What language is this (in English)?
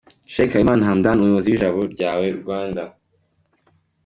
Kinyarwanda